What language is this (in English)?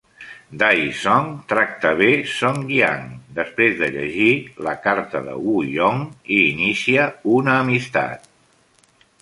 Catalan